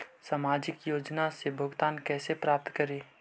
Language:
Magahi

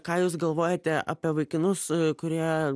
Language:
Lithuanian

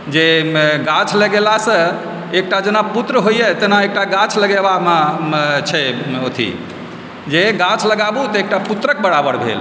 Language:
Maithili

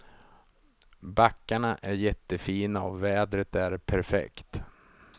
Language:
Swedish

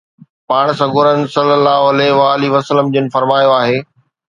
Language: Sindhi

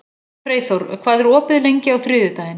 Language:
Icelandic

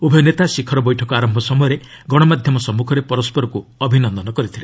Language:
Odia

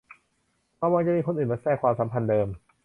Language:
Thai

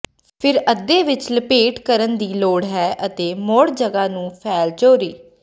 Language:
Punjabi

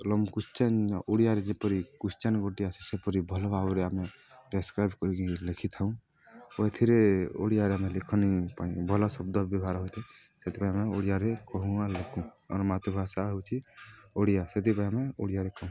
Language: Odia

